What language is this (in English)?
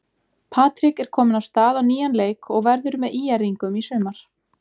Icelandic